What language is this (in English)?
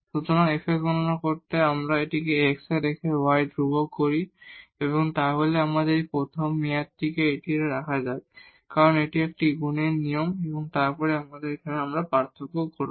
Bangla